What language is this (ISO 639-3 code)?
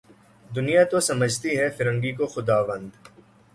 urd